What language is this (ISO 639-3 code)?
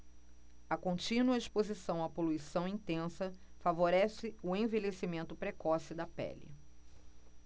por